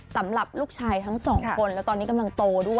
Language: Thai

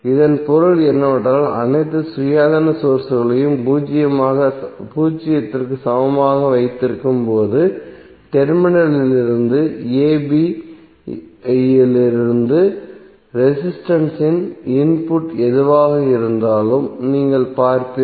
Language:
Tamil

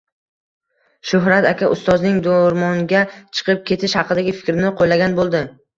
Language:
Uzbek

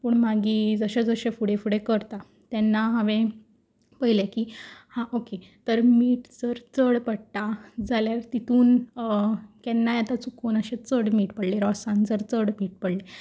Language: Konkani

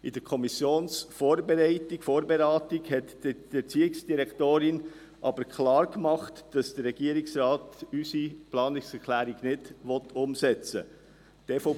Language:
Swiss German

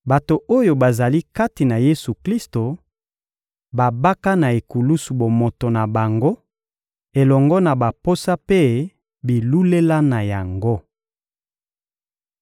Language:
Lingala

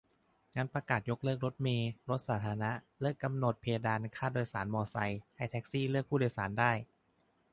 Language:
Thai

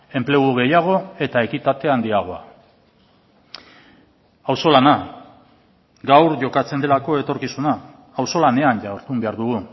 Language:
Basque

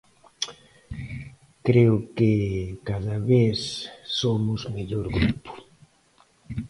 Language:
Galician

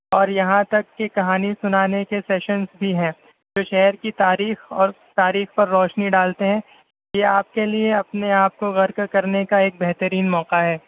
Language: Urdu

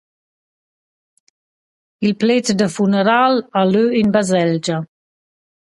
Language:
Romansh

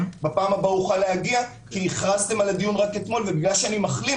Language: Hebrew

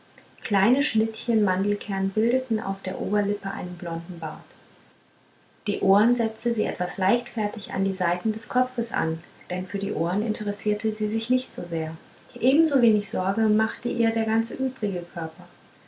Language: German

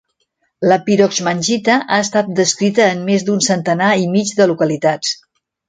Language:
Catalan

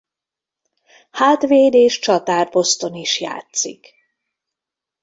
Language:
Hungarian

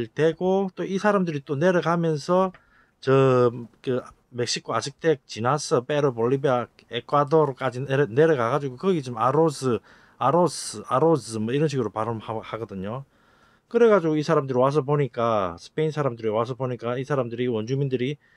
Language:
Korean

